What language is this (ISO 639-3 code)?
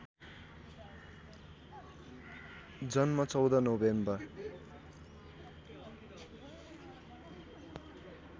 nep